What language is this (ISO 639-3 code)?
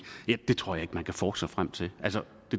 dan